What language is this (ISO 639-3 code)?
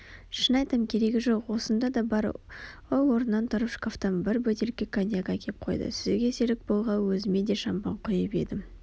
kaz